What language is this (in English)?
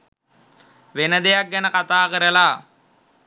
Sinhala